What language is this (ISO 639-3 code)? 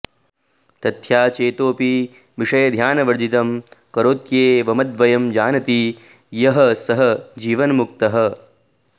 san